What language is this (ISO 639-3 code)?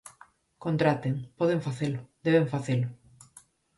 glg